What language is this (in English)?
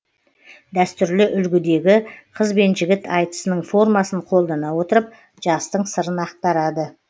Kazakh